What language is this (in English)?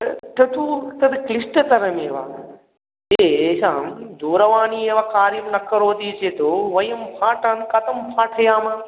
Sanskrit